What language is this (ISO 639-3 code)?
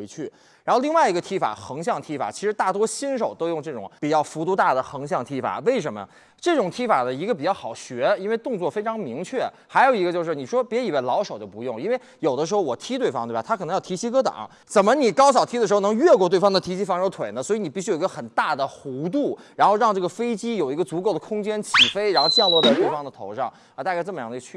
zho